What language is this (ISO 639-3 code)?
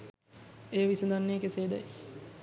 sin